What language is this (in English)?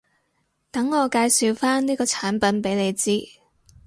Cantonese